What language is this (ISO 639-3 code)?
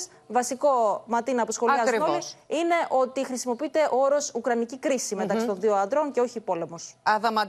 ell